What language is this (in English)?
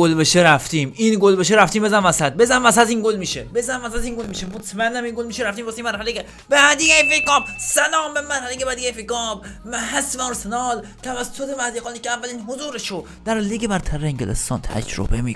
Persian